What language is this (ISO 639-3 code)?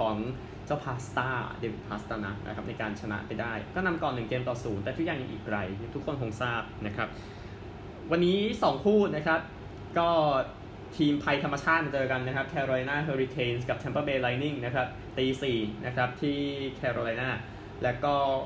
tha